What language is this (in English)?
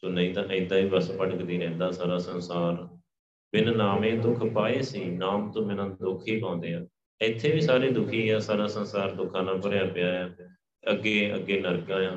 Punjabi